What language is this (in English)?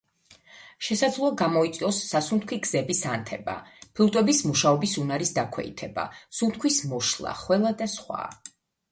Georgian